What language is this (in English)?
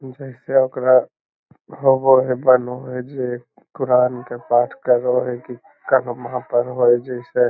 Magahi